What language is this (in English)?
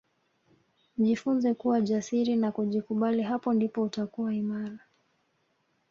Swahili